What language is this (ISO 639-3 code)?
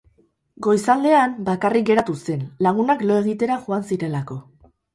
eus